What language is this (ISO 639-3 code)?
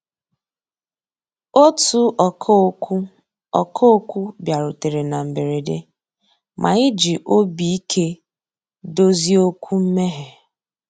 ibo